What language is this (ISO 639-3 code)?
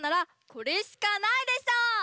jpn